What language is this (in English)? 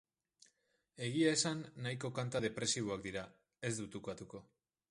Basque